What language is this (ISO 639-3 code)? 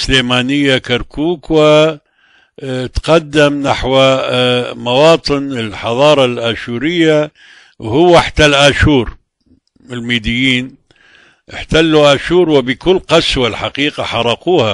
ara